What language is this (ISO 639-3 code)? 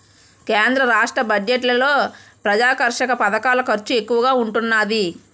tel